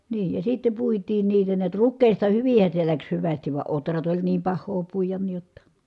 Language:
Finnish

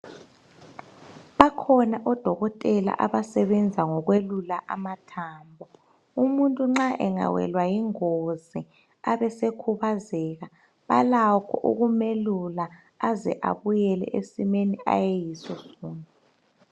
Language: North Ndebele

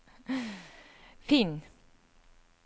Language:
Norwegian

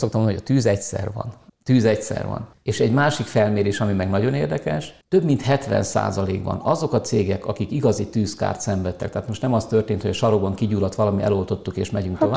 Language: Hungarian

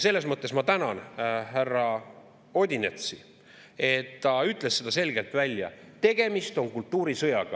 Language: Estonian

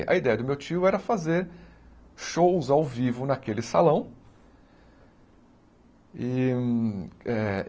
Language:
Portuguese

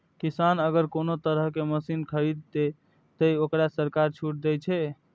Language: Maithili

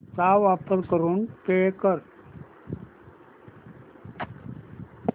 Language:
Marathi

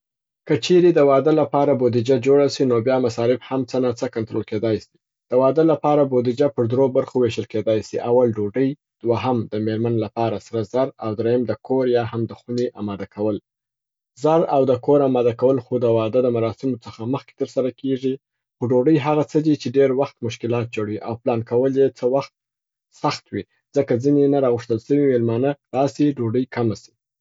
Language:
Southern Pashto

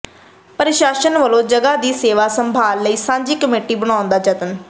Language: Punjabi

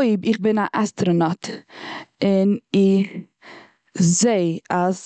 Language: Yiddish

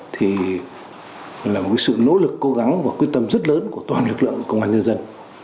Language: Vietnamese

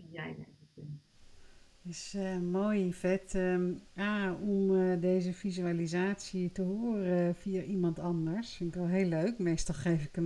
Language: Dutch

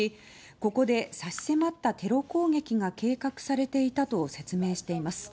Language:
Japanese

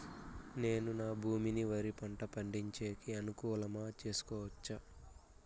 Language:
Telugu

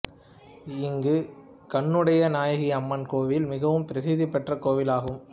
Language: Tamil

